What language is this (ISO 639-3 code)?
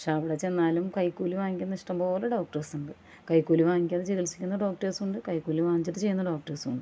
mal